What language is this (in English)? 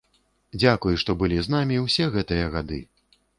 Belarusian